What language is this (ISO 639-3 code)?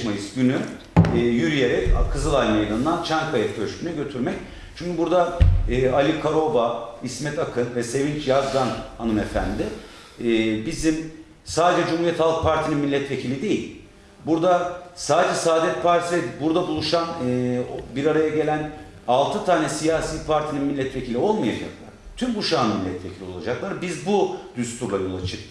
tur